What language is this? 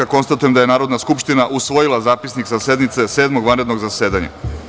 Serbian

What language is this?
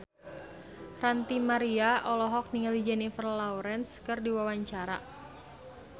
Sundanese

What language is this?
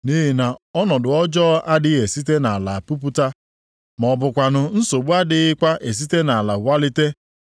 Igbo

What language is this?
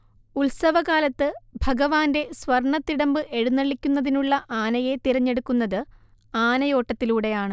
Malayalam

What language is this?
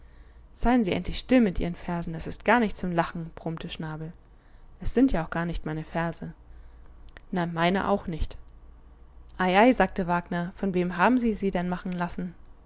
German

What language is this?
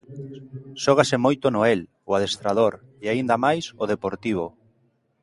Galician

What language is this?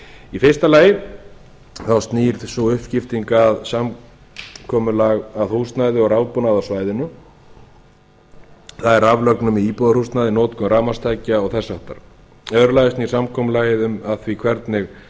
Icelandic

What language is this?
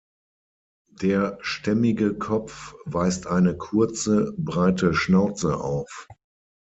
German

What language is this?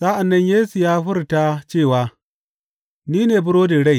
Hausa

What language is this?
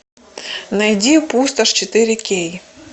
Russian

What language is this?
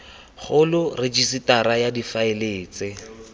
Tswana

